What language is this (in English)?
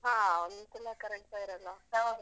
Kannada